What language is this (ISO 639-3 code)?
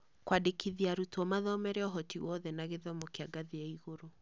kik